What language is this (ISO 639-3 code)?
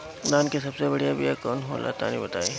bho